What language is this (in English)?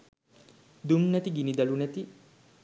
Sinhala